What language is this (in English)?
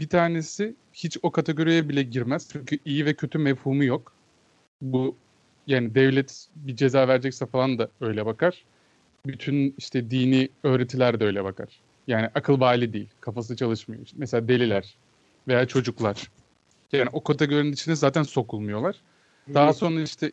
Turkish